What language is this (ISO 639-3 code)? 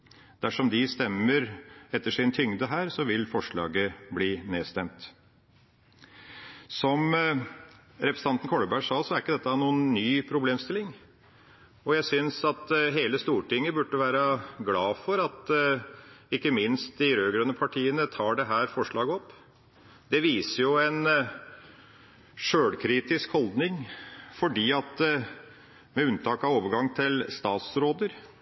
nob